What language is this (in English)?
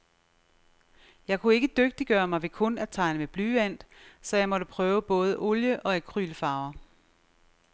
Danish